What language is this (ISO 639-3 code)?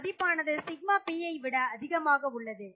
tam